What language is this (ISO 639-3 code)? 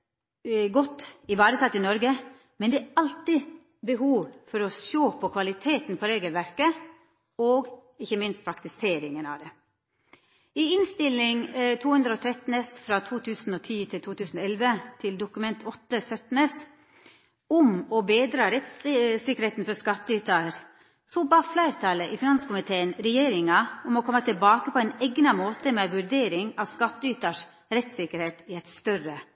nno